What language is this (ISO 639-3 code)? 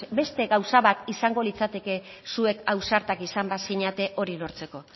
eus